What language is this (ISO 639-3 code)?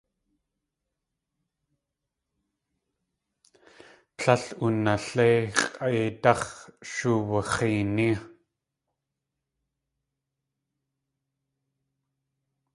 tli